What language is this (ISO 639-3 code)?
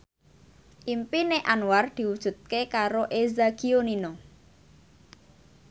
jav